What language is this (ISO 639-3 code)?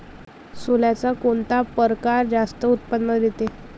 mar